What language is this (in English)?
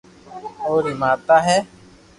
Loarki